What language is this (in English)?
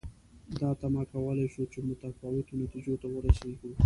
Pashto